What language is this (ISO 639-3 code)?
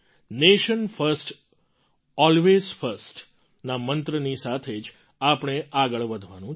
guj